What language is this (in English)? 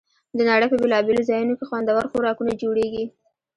Pashto